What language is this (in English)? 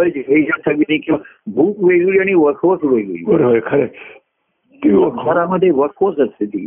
Marathi